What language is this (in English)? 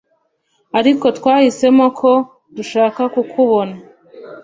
Kinyarwanda